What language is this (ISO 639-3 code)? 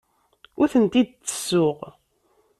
kab